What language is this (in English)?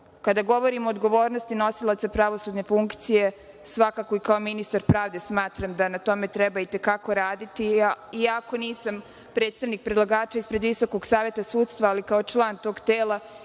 Serbian